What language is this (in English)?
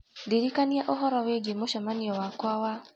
Kikuyu